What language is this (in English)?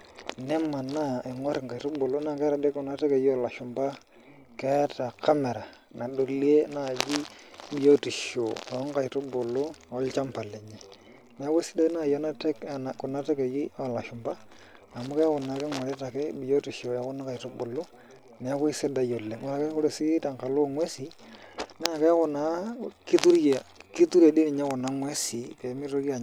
Masai